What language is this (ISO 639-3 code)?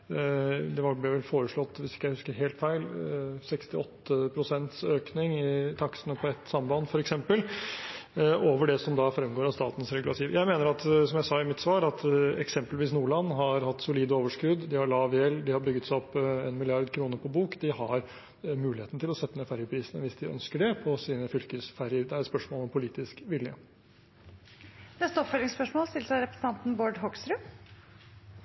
nor